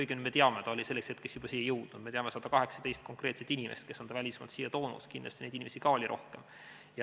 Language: Estonian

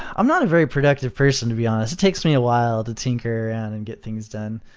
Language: English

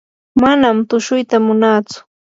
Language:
Yanahuanca Pasco Quechua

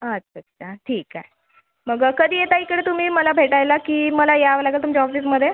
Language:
Marathi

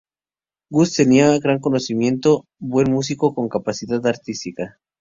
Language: Spanish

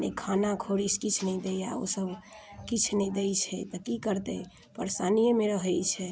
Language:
Maithili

